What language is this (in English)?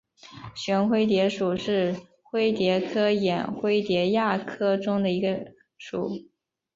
Chinese